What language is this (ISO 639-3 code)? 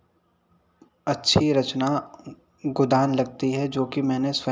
hin